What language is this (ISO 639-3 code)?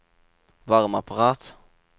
nor